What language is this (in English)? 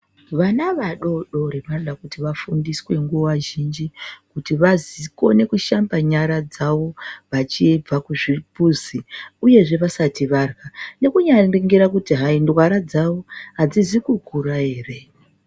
Ndau